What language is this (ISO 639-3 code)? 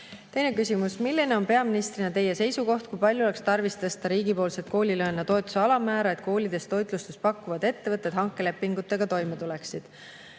est